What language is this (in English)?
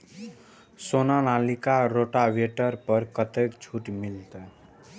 Maithili